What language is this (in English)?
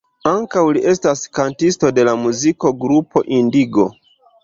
Esperanto